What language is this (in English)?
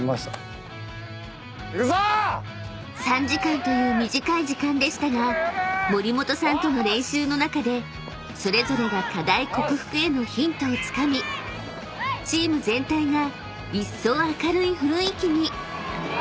Japanese